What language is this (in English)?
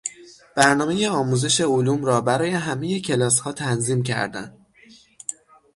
Persian